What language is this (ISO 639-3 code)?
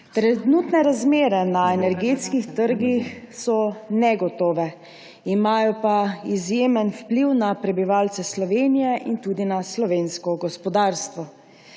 slv